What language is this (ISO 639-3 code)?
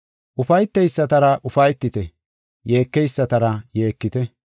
gof